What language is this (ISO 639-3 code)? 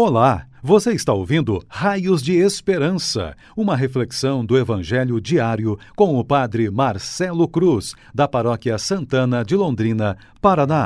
por